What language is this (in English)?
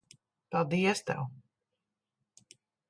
Latvian